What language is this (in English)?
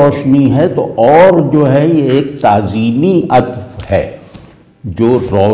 Hindi